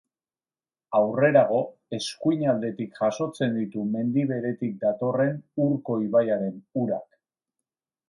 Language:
Basque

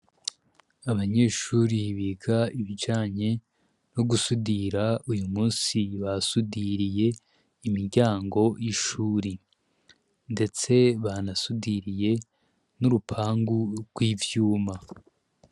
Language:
Rundi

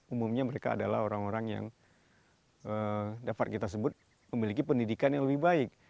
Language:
Indonesian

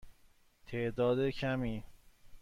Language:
Persian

